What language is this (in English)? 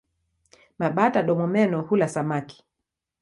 Swahili